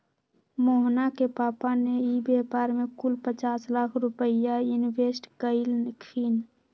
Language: Magahi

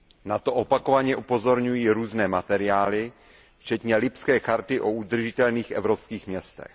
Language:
Czech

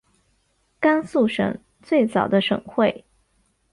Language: Chinese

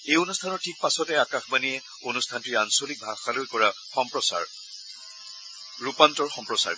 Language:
Assamese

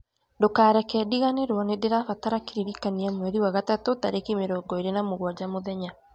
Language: Kikuyu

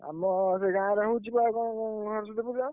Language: Odia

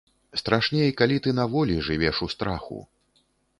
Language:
Belarusian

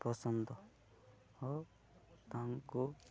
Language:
Odia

